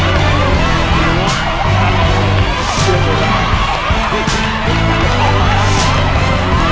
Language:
Thai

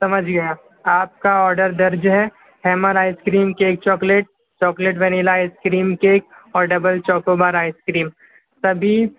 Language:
Urdu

